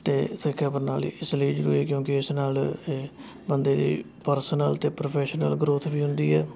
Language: Punjabi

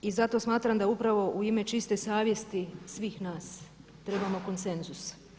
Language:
Croatian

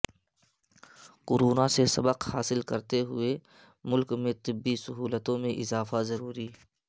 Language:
Urdu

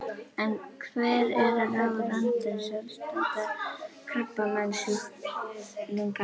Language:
Icelandic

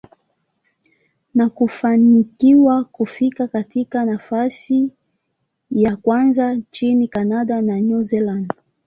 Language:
Swahili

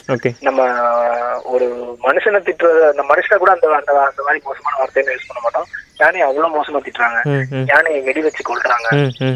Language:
Tamil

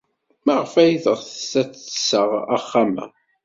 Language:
Kabyle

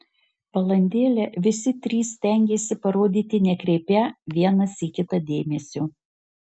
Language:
Lithuanian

